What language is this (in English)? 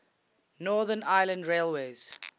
English